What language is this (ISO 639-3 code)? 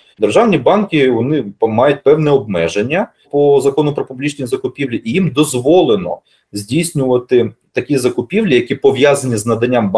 ukr